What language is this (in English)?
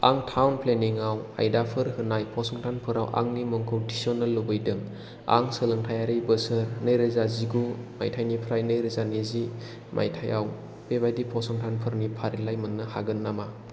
Bodo